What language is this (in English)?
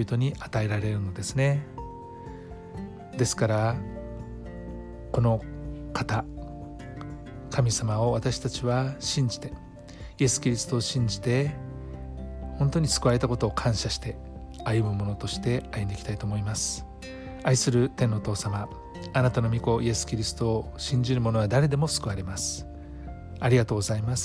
Japanese